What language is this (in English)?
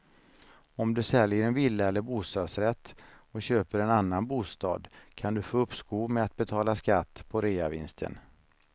Swedish